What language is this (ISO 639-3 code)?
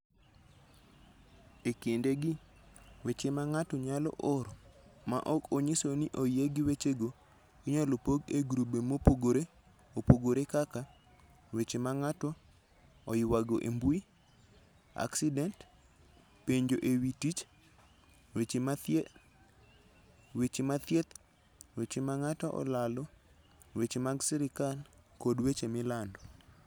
luo